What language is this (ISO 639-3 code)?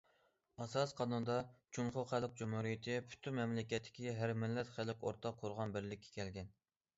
uig